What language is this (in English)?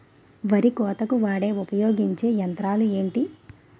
Telugu